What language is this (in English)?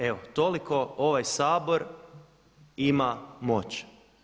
Croatian